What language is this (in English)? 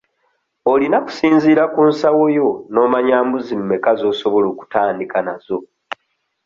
Ganda